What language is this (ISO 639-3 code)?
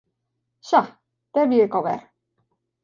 fry